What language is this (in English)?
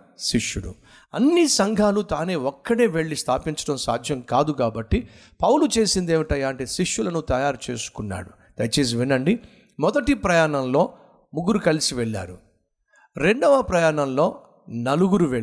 Telugu